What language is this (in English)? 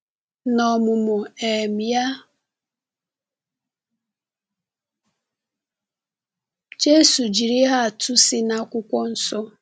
Igbo